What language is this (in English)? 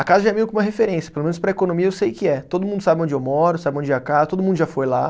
Portuguese